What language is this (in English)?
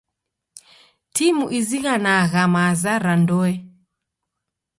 Taita